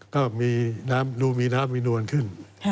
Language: Thai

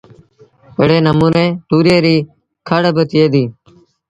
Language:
Sindhi Bhil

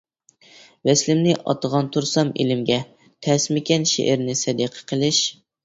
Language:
Uyghur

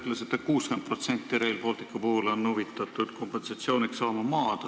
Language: Estonian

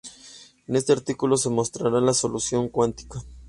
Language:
Spanish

